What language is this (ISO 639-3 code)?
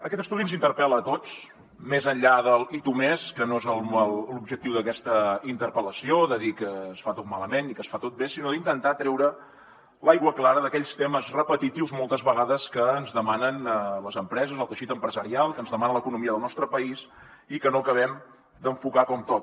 cat